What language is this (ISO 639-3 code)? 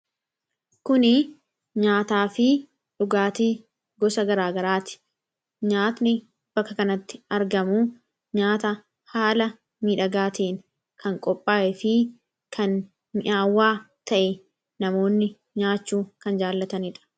orm